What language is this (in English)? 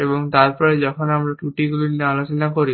Bangla